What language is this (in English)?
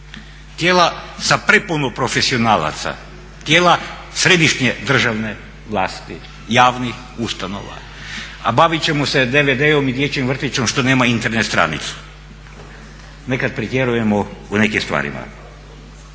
Croatian